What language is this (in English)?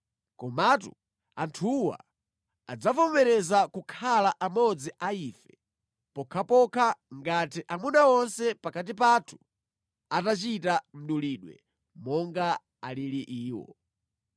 Nyanja